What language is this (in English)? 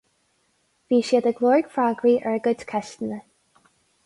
Irish